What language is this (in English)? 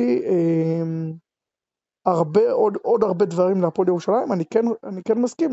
Hebrew